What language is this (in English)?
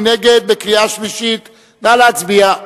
Hebrew